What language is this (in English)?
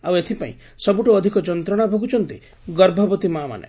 Odia